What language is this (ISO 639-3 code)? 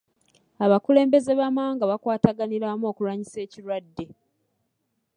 lug